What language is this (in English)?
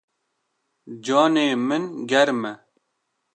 Kurdish